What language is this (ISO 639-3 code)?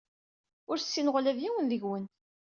kab